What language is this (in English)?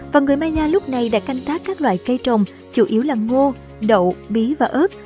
Vietnamese